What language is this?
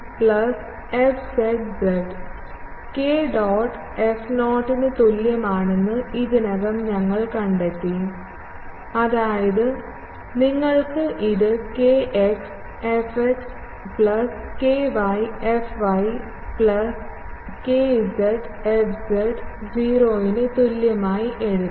Malayalam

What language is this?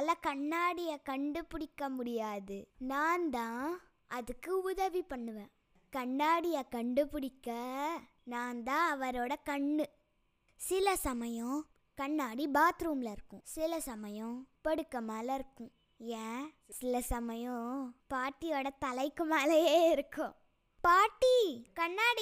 Tamil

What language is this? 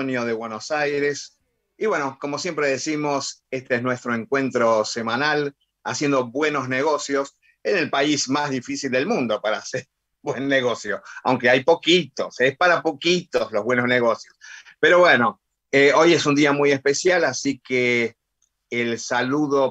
Spanish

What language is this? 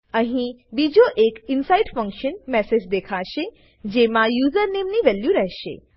Gujarati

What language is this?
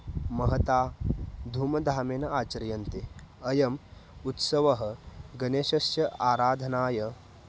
Sanskrit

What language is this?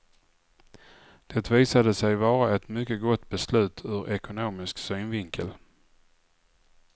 Swedish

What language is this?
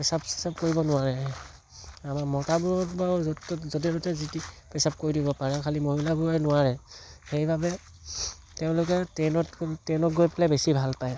Assamese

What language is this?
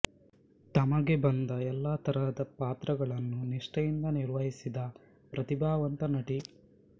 Kannada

